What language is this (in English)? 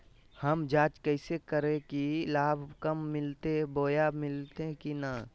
Magahi